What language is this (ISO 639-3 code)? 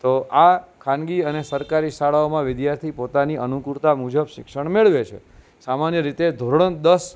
guj